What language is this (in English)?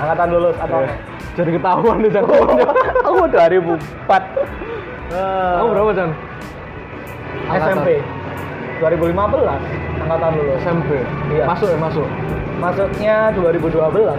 Indonesian